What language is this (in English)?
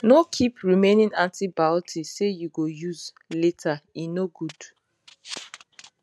Nigerian Pidgin